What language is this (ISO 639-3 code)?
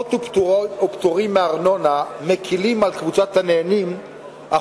heb